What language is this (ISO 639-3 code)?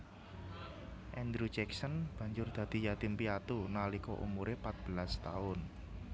jav